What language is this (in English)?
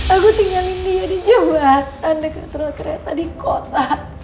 Indonesian